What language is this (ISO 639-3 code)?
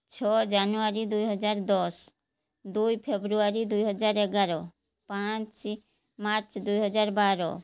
ori